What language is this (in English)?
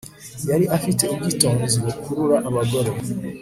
Kinyarwanda